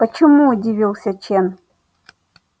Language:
Russian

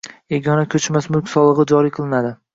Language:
Uzbek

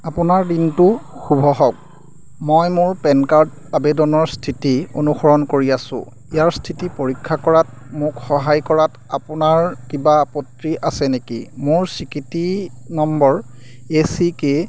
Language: Assamese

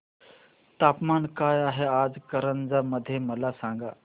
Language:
Marathi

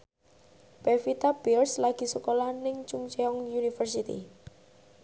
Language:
Javanese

